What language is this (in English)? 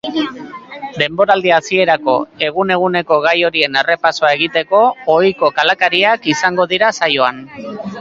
Basque